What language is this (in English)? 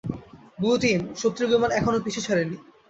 Bangla